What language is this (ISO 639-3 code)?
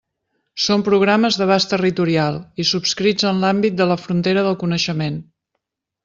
cat